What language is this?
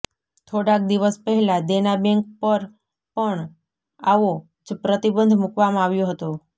Gujarati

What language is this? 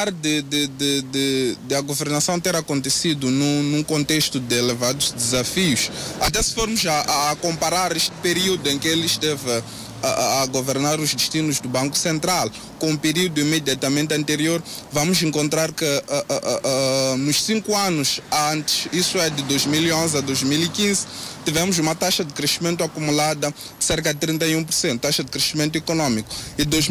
Portuguese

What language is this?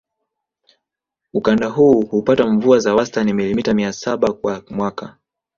Swahili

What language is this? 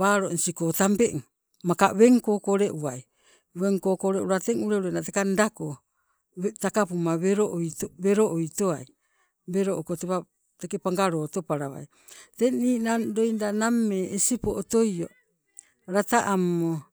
Sibe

